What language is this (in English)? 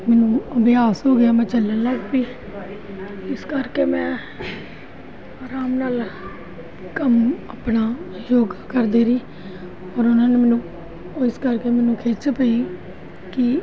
Punjabi